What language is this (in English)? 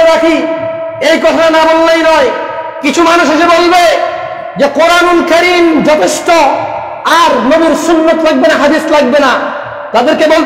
Arabic